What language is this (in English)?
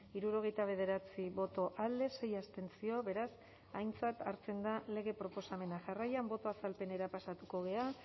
Basque